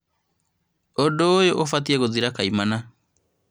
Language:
Kikuyu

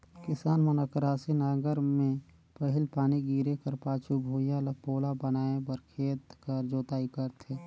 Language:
Chhattisgarhi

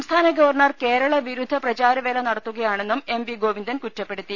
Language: Malayalam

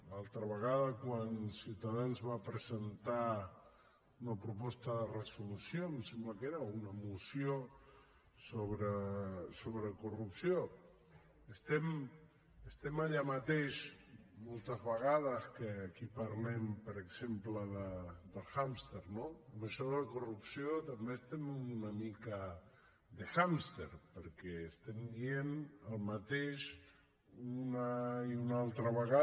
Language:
Catalan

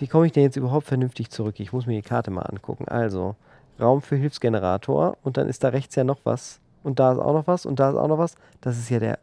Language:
German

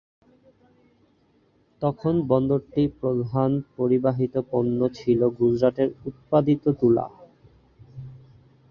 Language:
Bangla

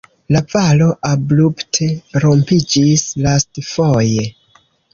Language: Esperanto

